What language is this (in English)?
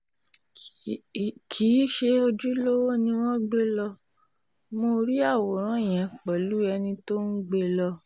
Yoruba